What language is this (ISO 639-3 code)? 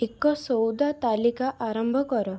ori